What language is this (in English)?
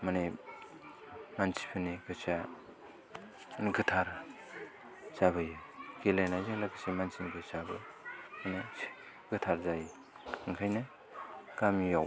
Bodo